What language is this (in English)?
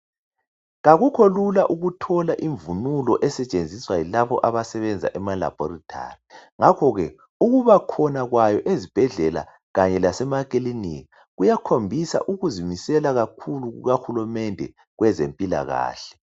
North Ndebele